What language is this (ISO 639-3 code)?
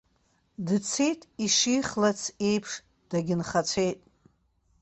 abk